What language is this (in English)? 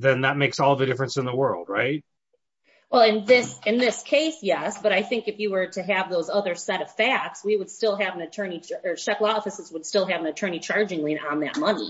English